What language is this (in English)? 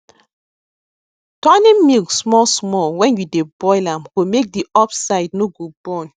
Nigerian Pidgin